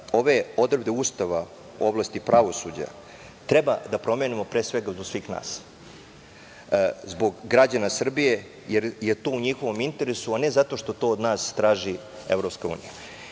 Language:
Serbian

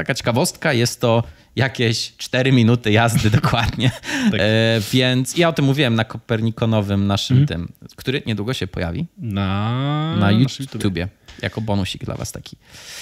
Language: Polish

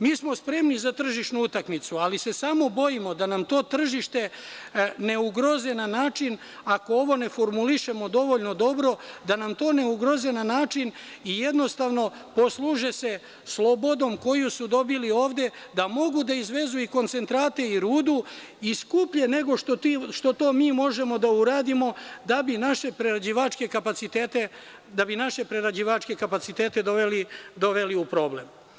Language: Serbian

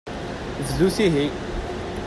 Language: Kabyle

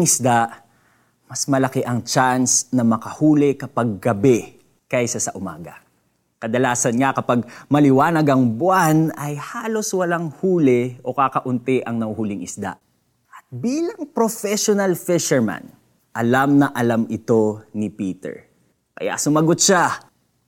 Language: Filipino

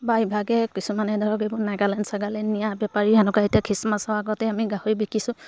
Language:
Assamese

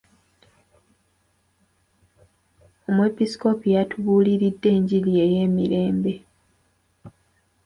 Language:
Ganda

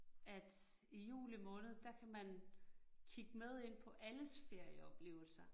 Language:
Danish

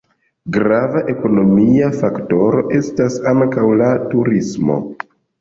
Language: Esperanto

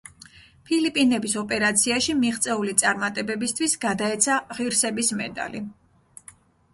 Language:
Georgian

